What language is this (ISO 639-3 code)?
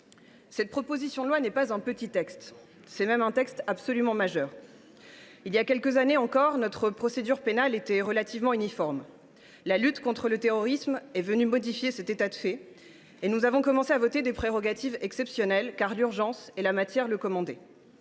fra